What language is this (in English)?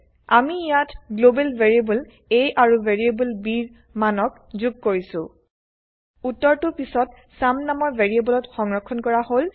Assamese